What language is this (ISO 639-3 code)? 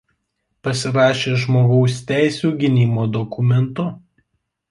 lit